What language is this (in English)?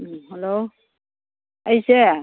Manipuri